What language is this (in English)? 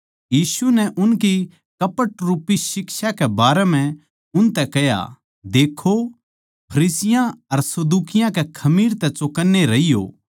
Haryanvi